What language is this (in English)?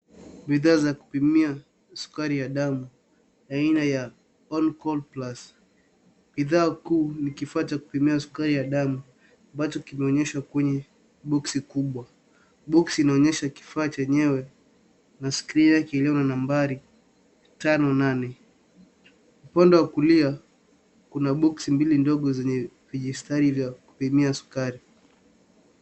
Swahili